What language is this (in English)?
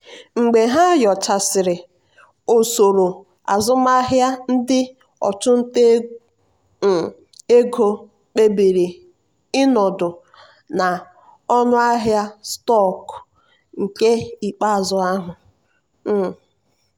Igbo